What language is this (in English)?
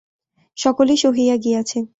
Bangla